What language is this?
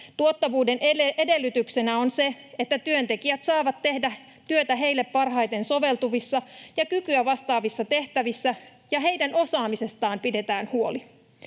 Finnish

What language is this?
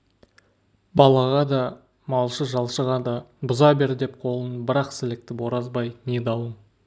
Kazakh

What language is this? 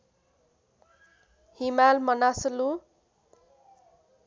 Nepali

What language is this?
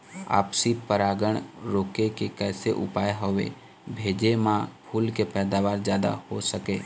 Chhattisgarhi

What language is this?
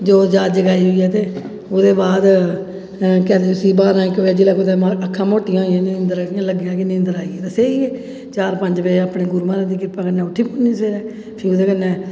Dogri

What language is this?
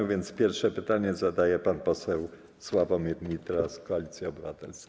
Polish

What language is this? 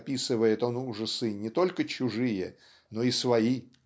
Russian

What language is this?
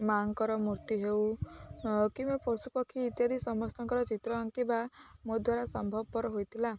Odia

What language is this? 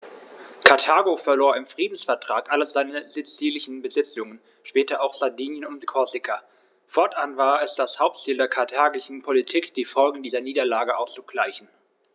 German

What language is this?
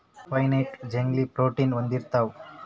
Kannada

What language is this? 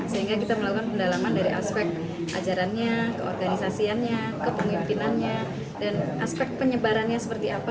Indonesian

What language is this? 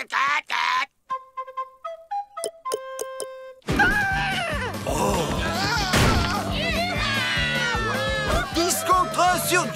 French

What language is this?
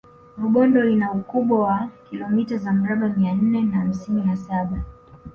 Swahili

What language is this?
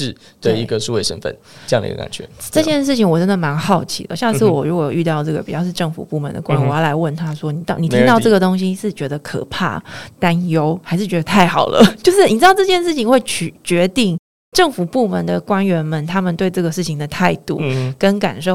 Chinese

